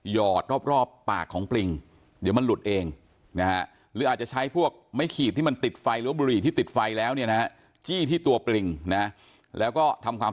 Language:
Thai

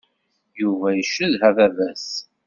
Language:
Kabyle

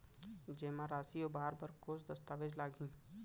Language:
Chhattisgarhi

